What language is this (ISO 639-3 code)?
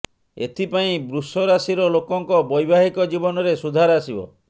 ori